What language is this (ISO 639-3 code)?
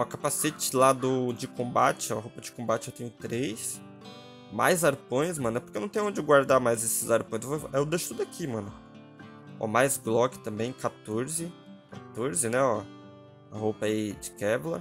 por